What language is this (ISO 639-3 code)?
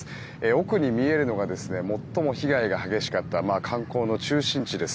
jpn